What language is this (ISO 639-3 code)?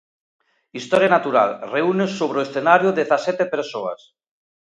glg